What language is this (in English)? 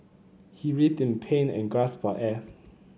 English